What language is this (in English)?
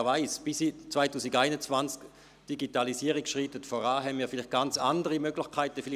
Swiss German